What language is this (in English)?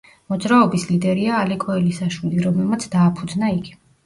Georgian